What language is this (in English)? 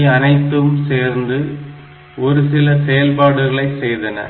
Tamil